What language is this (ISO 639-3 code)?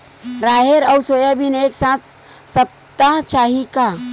hne